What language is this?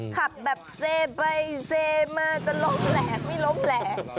Thai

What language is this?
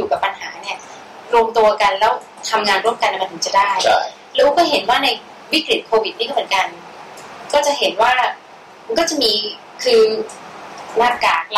Thai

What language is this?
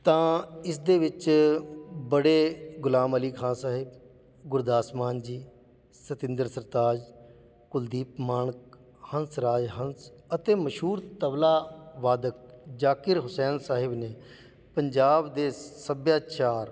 Punjabi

